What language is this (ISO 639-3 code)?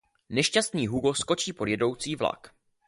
ces